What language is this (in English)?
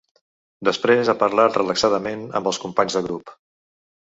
Catalan